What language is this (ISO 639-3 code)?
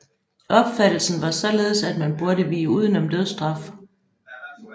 dan